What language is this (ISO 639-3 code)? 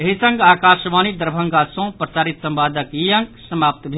mai